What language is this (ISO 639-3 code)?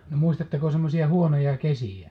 fin